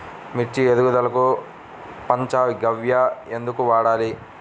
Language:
Telugu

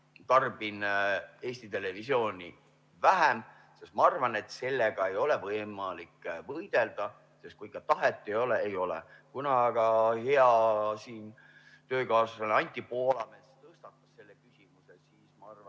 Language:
Estonian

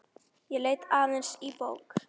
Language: Icelandic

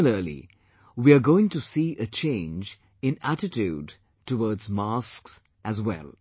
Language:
English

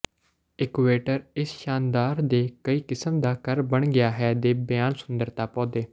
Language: Punjabi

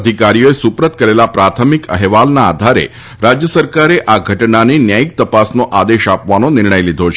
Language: Gujarati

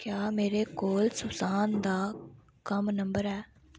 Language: Dogri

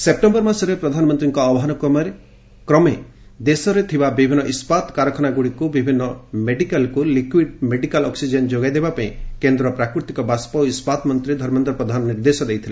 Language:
Odia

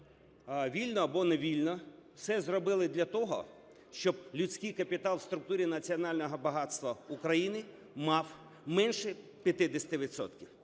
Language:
Ukrainian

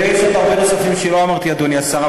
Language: Hebrew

